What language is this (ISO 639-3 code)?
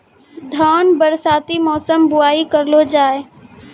mai